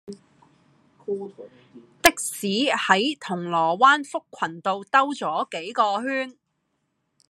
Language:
Cantonese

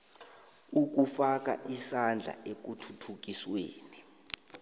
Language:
South Ndebele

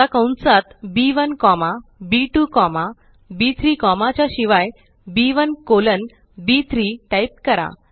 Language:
Marathi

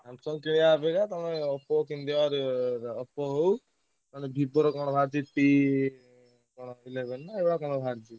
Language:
Odia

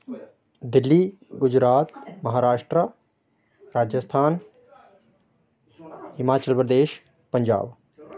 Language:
Dogri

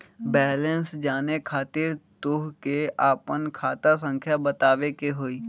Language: Magahi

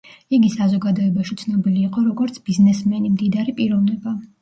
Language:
Georgian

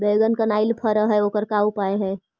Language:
Magahi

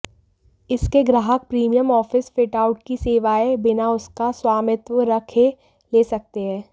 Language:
Hindi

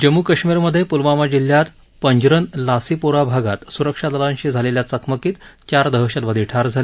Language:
Marathi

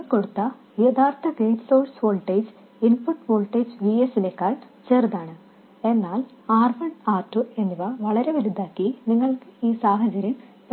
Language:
Malayalam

